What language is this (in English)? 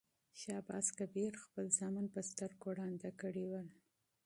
Pashto